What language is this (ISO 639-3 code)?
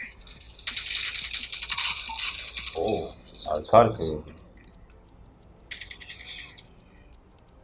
tur